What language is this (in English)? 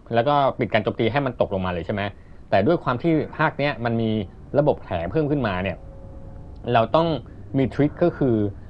Thai